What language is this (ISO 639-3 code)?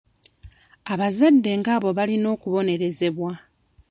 lug